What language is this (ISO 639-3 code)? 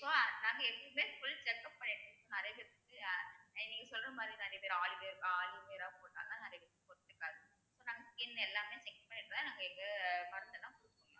tam